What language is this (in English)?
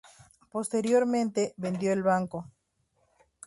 Spanish